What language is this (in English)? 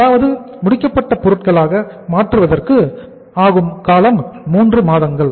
Tamil